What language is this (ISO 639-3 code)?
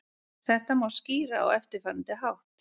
isl